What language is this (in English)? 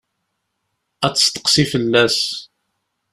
Kabyle